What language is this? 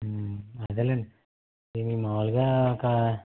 Telugu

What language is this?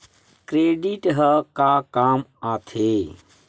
Chhattisgarhi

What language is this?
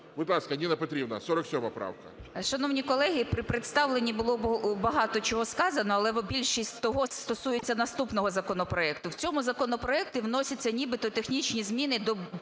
Ukrainian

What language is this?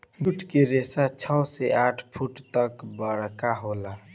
Bhojpuri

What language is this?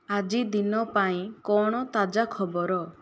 Odia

